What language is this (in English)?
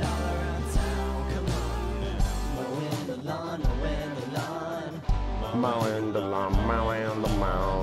English